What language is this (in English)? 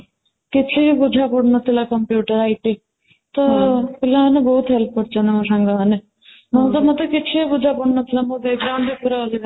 Odia